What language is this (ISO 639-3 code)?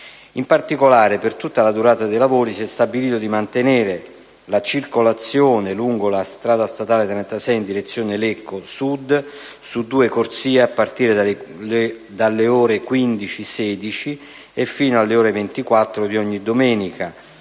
ita